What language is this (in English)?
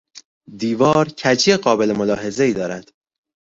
Persian